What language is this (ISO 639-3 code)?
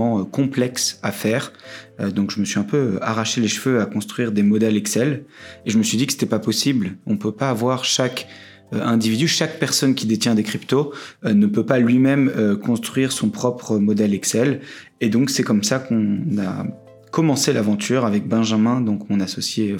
fra